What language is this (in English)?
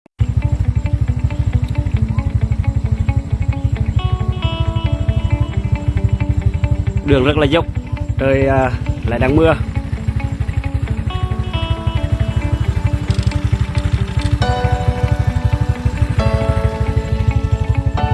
Vietnamese